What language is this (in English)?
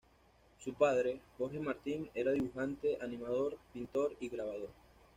Spanish